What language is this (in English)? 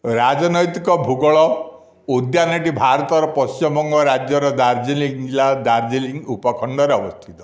Odia